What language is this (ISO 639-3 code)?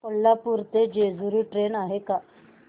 mar